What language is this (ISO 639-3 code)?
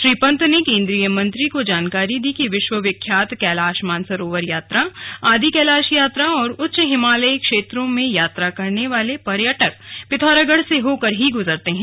hin